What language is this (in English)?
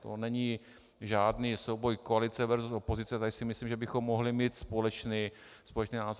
Czech